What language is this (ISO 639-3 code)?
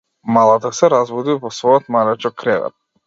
mkd